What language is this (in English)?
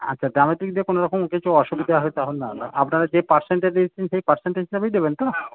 Bangla